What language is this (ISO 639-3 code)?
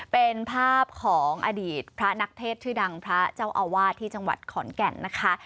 tha